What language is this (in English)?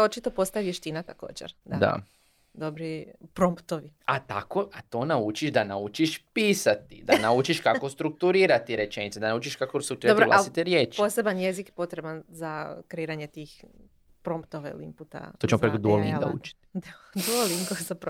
Croatian